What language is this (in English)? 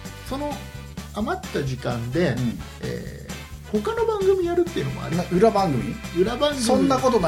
Japanese